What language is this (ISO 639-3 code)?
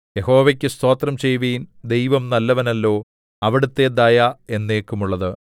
mal